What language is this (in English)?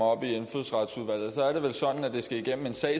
Danish